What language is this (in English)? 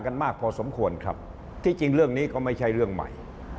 Thai